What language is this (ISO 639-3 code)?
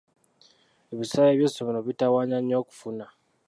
lug